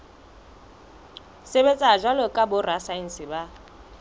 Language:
Southern Sotho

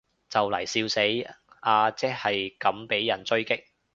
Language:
Cantonese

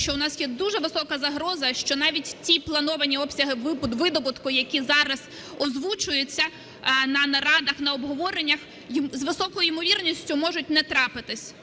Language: Ukrainian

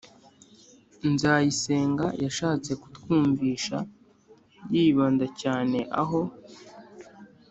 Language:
Kinyarwanda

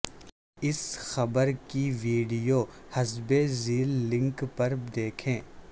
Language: Urdu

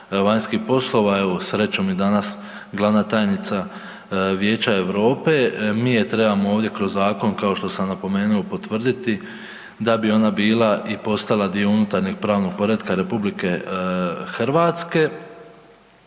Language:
Croatian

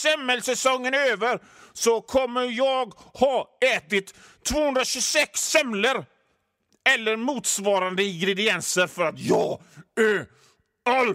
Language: Swedish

